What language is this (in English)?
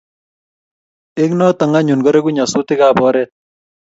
Kalenjin